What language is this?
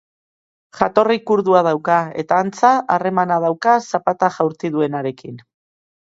Basque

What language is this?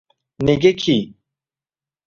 Uzbek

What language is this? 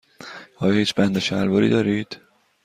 Persian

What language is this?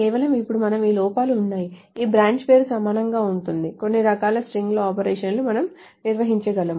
Telugu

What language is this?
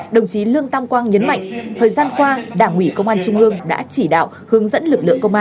Vietnamese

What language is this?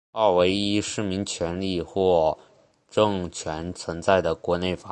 Chinese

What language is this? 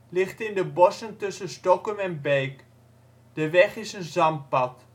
Dutch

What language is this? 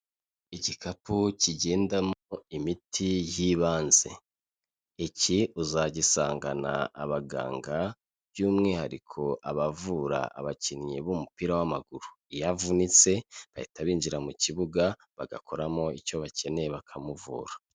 Kinyarwanda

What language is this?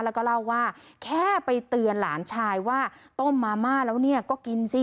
Thai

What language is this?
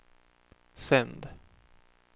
Swedish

